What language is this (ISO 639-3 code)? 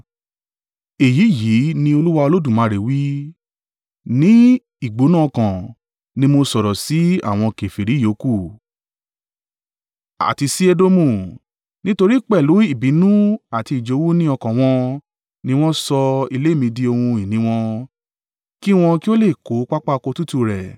yor